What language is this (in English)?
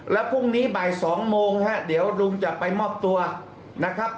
Thai